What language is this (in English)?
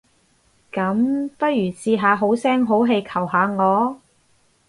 Cantonese